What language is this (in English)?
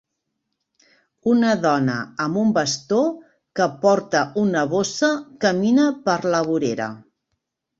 Catalan